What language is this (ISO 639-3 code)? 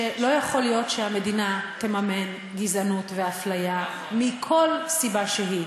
heb